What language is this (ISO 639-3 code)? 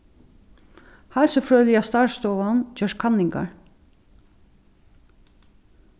fao